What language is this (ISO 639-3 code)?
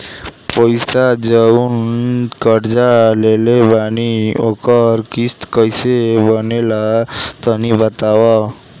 bho